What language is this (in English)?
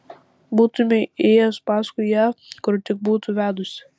Lithuanian